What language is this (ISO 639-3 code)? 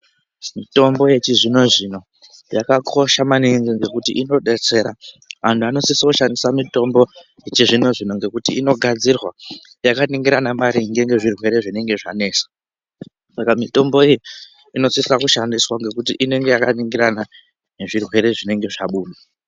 ndc